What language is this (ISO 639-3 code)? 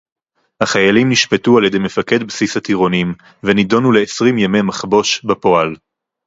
heb